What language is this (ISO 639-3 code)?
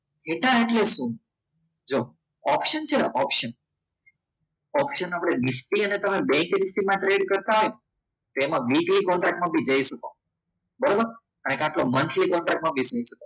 guj